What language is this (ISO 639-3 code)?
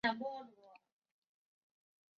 zho